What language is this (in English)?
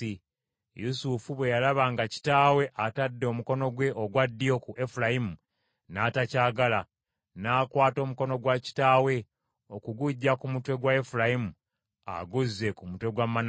Ganda